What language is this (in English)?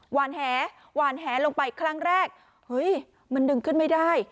Thai